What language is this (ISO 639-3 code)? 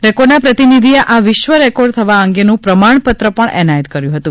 guj